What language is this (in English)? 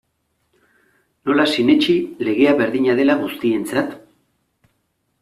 Basque